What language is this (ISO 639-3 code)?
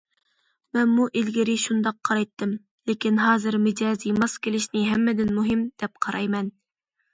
uig